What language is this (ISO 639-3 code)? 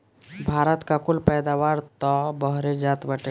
bho